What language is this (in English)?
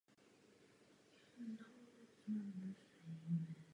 Czech